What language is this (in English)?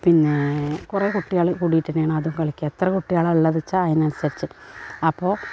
Malayalam